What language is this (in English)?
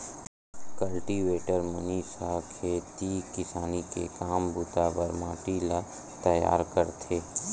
Chhattisgarhi